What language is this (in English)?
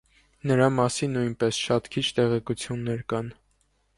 Armenian